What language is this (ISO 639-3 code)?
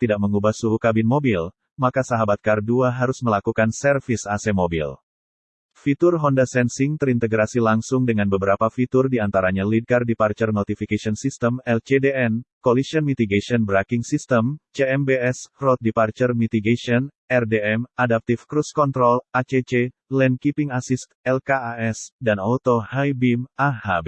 ind